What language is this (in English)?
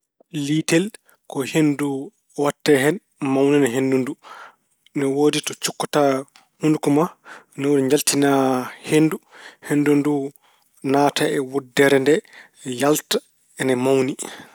Fula